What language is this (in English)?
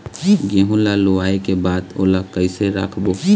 Chhattisgarhi